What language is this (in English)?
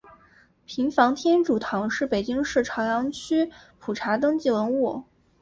Chinese